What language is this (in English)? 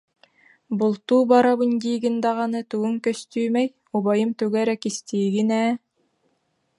Yakut